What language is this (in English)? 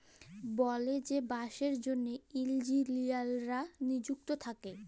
Bangla